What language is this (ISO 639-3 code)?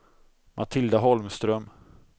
swe